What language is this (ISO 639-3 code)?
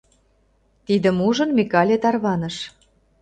chm